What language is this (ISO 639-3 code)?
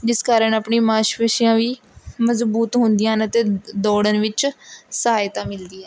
pan